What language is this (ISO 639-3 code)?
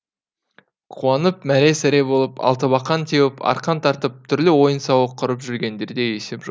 kaz